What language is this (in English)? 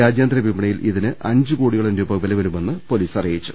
Malayalam